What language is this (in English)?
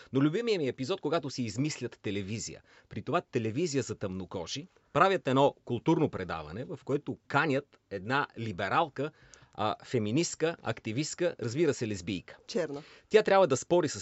Bulgarian